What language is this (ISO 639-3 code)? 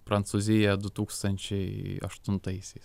lit